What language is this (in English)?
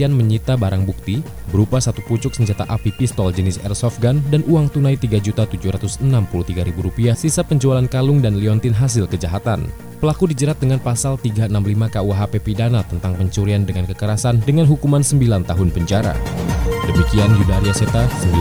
Indonesian